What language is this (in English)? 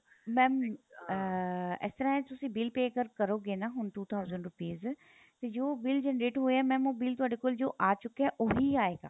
Punjabi